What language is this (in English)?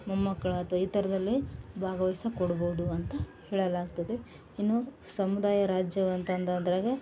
Kannada